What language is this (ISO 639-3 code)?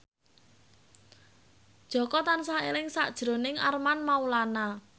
jav